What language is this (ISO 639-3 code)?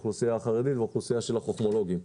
heb